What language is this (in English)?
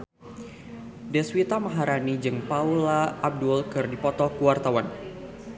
Sundanese